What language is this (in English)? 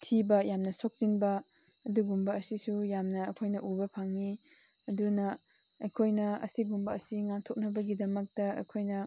Manipuri